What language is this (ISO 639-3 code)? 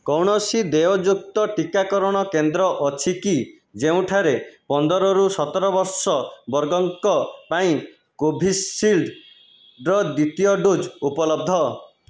ori